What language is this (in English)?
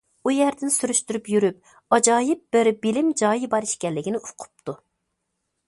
Uyghur